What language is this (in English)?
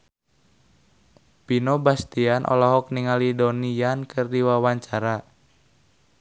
Sundanese